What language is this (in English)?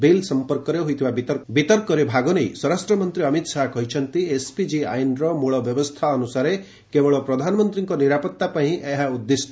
Odia